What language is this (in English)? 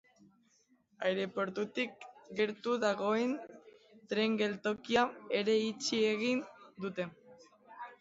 Basque